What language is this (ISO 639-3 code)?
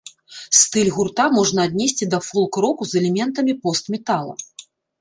bel